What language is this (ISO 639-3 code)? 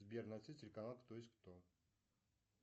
rus